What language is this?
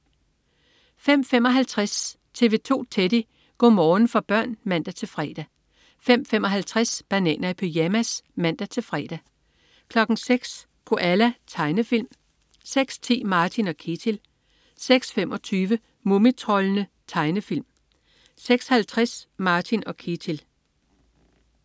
Danish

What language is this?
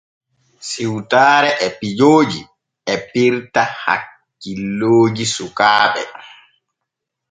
Borgu Fulfulde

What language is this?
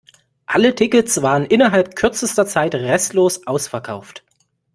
German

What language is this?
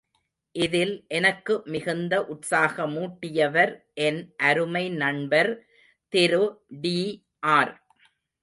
Tamil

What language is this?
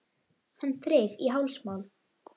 Icelandic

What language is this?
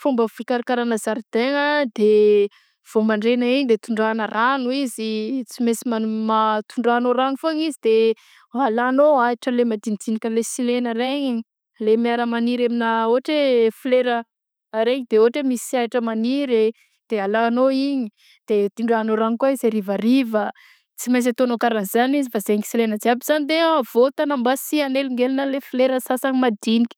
Southern Betsimisaraka Malagasy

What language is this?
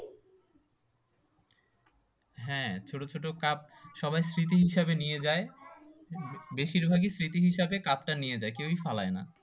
Bangla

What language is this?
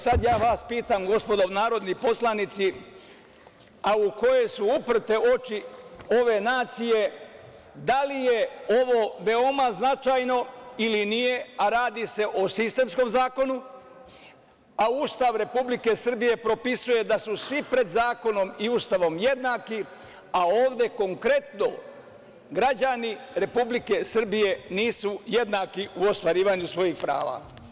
Serbian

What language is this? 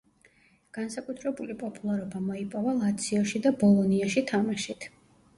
Georgian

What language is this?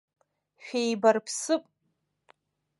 Abkhazian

